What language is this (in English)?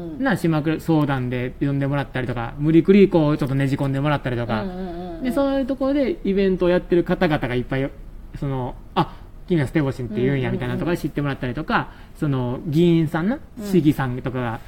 Japanese